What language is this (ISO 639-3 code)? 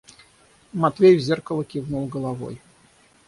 rus